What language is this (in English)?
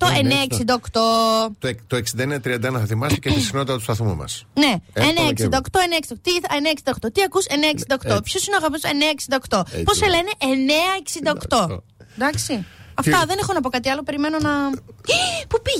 Greek